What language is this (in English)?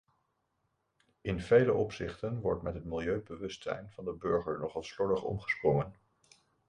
Dutch